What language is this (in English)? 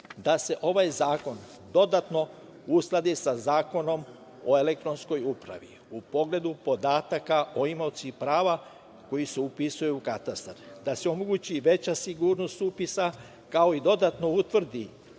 Serbian